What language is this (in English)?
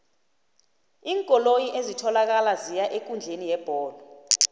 South Ndebele